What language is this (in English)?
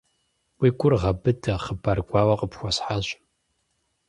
Kabardian